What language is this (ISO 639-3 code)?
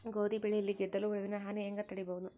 kan